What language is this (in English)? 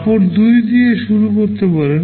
Bangla